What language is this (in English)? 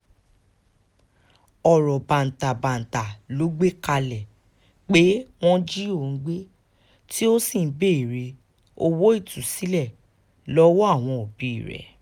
Yoruba